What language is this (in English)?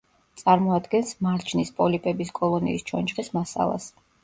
Georgian